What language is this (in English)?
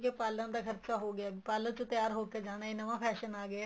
Punjabi